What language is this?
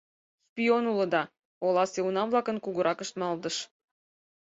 Mari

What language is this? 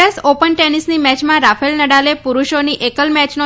Gujarati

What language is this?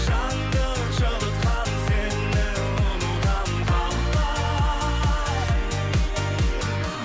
Kazakh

